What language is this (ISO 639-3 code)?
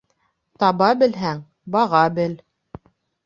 bak